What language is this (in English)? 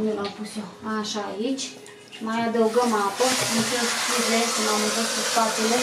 Romanian